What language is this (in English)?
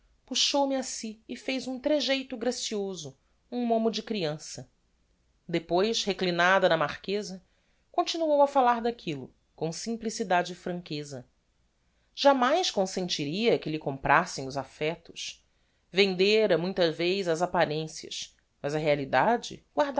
Portuguese